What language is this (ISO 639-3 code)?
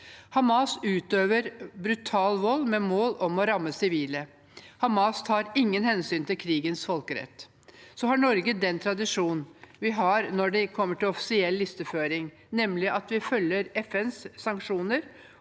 nor